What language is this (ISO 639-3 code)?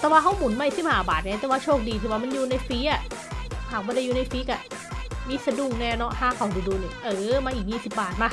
tha